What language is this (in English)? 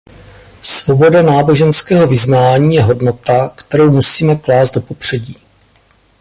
Czech